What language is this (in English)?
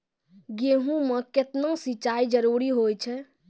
Maithili